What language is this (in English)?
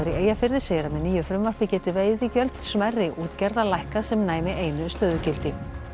Icelandic